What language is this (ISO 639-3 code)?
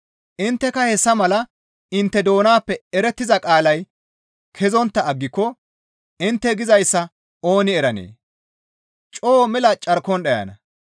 gmv